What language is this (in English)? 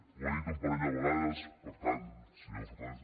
Catalan